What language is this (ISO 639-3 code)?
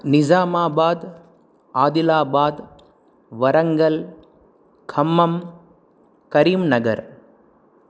san